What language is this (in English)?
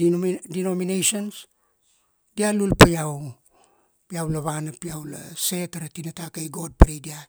Kuanua